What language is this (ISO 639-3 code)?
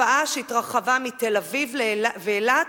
heb